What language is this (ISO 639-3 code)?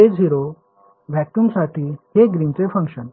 mar